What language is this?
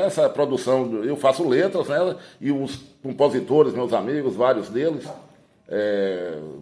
Portuguese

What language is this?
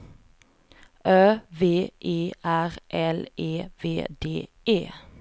Swedish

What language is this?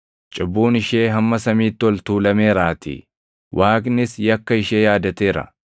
Oromo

